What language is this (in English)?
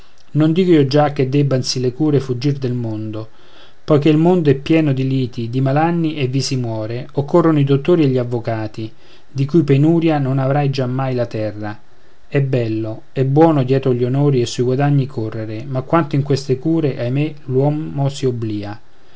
Italian